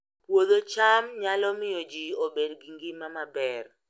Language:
Luo (Kenya and Tanzania)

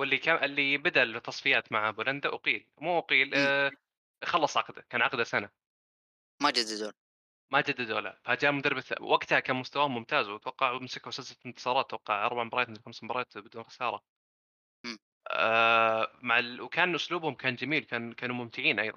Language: Arabic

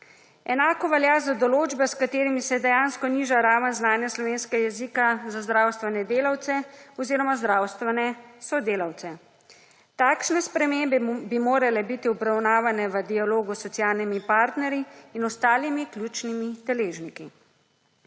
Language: Slovenian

